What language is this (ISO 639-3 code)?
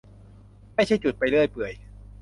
tha